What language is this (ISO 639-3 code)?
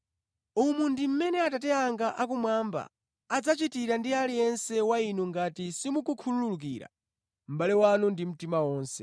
nya